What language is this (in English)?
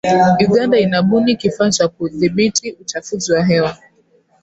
Swahili